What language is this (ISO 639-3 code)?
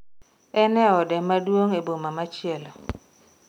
luo